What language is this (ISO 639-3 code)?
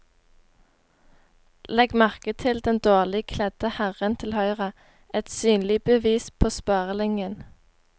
nor